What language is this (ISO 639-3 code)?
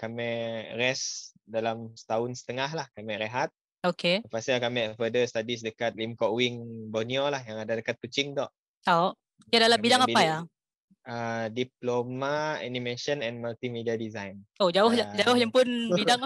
msa